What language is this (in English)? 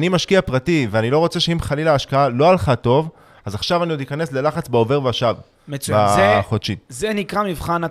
Hebrew